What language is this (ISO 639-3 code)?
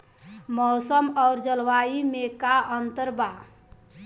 bho